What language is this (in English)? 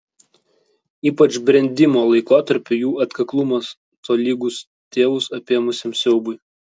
Lithuanian